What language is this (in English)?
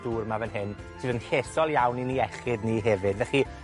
Welsh